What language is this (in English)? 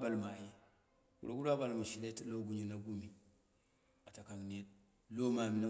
Dera (Nigeria)